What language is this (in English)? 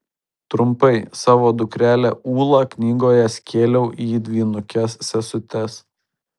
Lithuanian